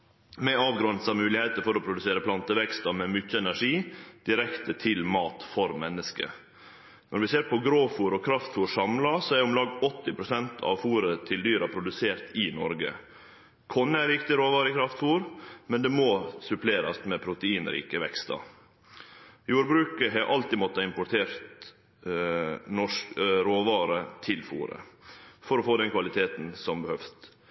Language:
Norwegian Nynorsk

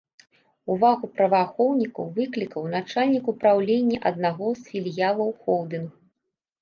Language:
Belarusian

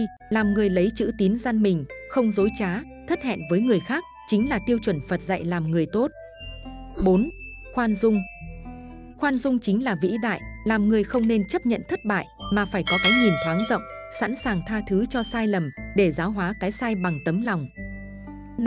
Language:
Vietnamese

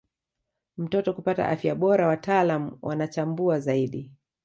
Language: Swahili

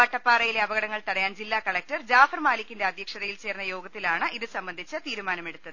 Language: Malayalam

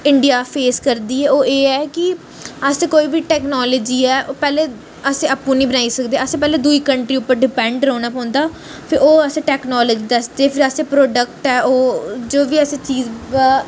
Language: Dogri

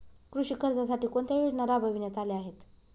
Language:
Marathi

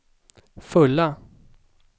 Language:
Swedish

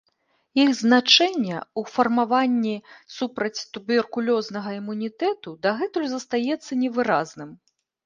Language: Belarusian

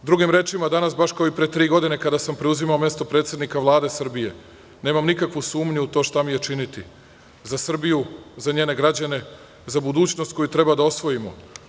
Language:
Serbian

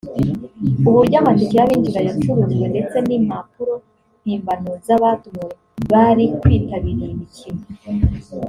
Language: Kinyarwanda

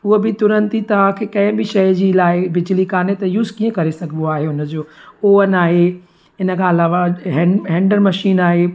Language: Sindhi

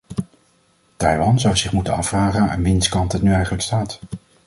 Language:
Dutch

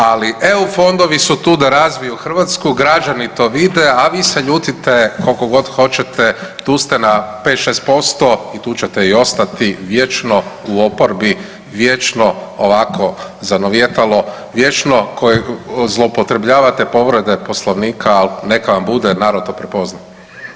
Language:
Croatian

